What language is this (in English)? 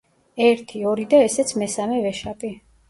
Georgian